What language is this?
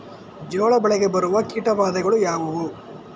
Kannada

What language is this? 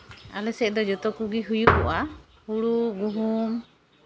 Santali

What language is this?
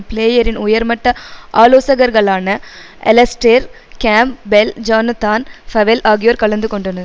Tamil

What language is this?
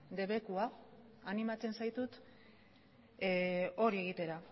Basque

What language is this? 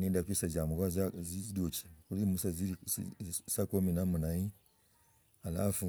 Logooli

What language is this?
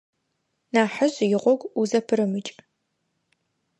Adyghe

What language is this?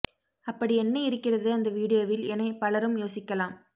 Tamil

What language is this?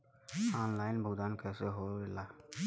Bhojpuri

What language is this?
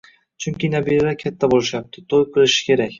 Uzbek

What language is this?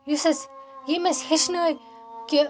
Kashmiri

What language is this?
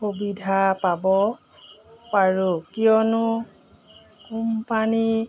Assamese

